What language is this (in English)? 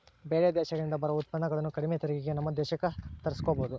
Kannada